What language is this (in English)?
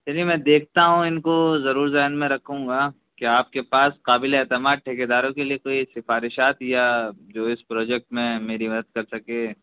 Urdu